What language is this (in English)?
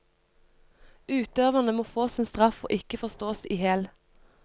Norwegian